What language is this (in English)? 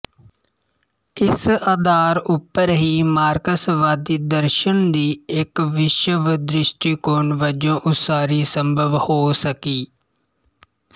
Punjabi